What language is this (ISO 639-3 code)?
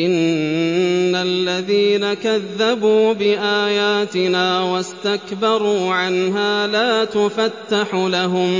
ara